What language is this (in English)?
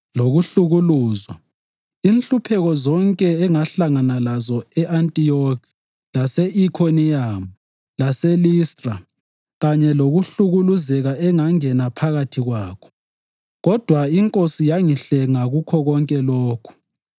North Ndebele